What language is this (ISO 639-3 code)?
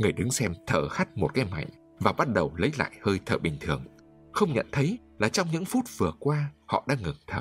vie